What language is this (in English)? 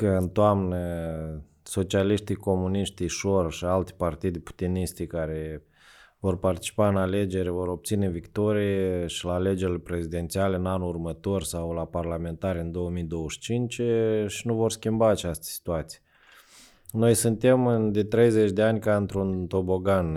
Romanian